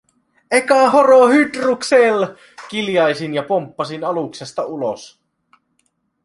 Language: Finnish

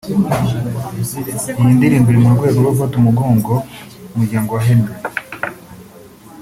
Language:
Kinyarwanda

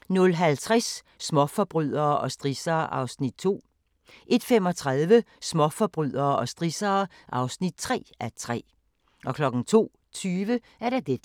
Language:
Danish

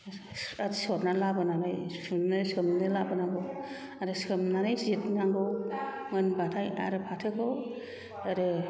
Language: Bodo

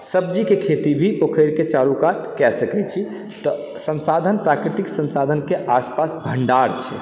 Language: Maithili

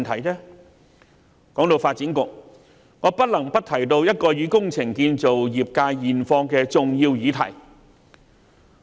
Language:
Cantonese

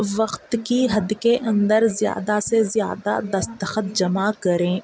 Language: Urdu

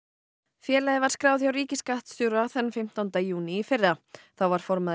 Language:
Icelandic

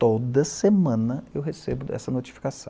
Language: Portuguese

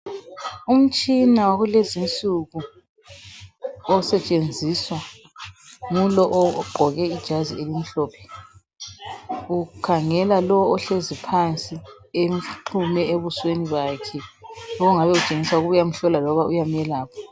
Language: North Ndebele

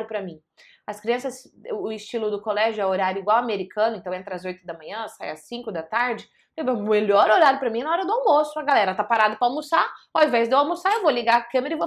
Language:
Portuguese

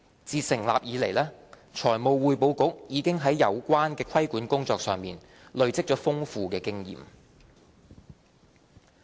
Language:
Cantonese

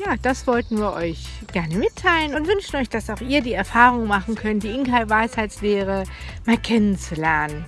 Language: German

